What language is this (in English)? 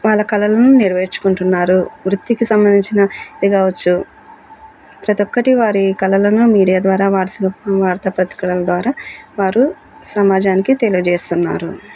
Telugu